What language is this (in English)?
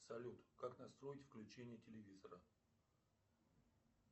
Russian